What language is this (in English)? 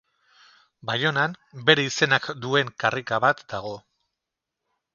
Basque